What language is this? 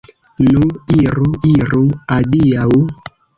Esperanto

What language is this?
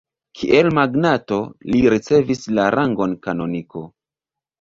Esperanto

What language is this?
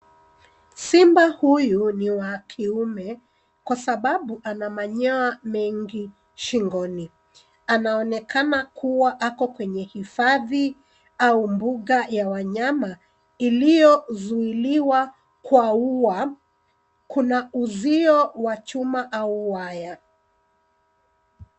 Swahili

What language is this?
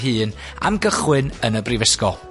Welsh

